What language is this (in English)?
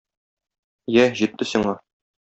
Tatar